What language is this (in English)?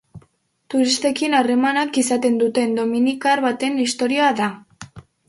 Basque